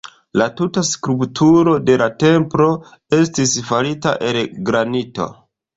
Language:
Esperanto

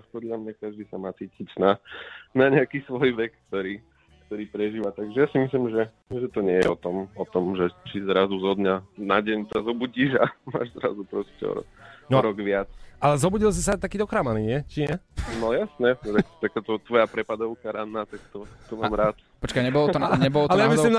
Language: Slovak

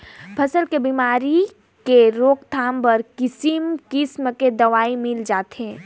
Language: Chhattisgarhi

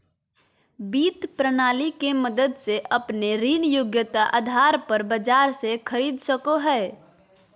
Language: Magahi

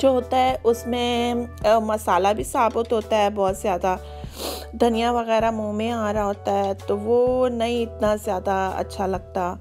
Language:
Portuguese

